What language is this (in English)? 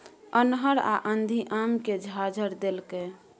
Maithili